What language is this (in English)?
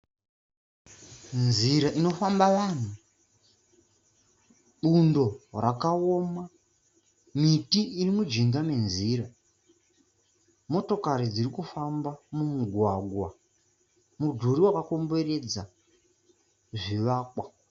Shona